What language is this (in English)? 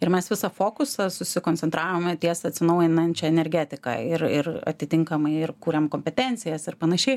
Lithuanian